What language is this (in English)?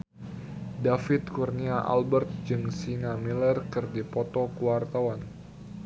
Sundanese